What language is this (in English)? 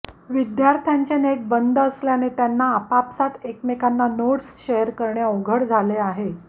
Marathi